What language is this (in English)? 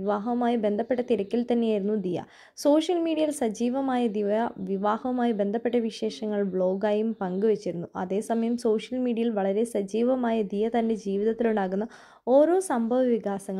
Malayalam